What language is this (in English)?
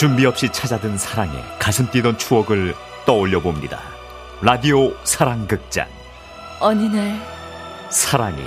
Korean